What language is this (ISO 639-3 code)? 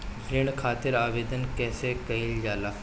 bho